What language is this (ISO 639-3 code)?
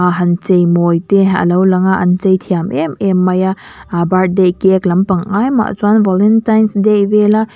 lus